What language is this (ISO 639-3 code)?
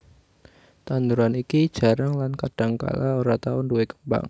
jav